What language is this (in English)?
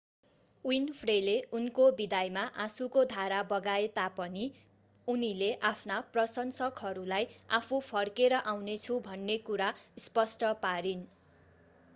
Nepali